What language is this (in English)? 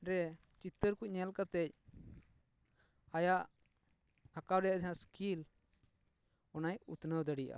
Santali